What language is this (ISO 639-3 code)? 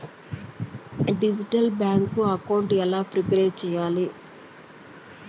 tel